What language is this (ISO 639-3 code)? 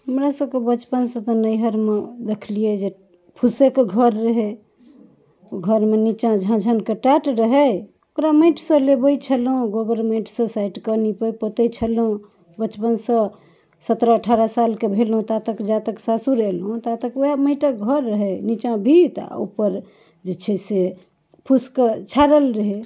mai